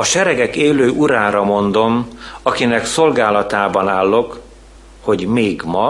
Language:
Hungarian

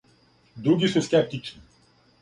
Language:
Serbian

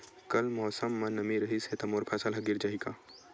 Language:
Chhattisgarhi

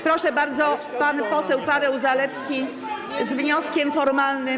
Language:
Polish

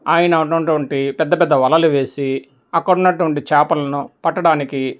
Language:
Telugu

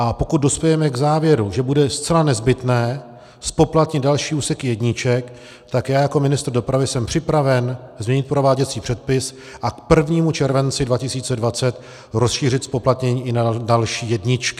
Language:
Czech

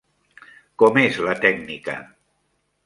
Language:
Catalan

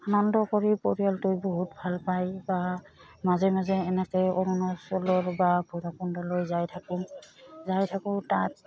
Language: Assamese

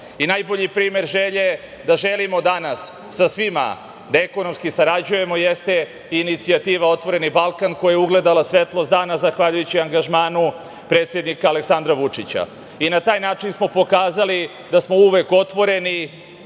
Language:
Serbian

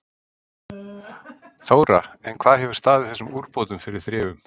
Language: Icelandic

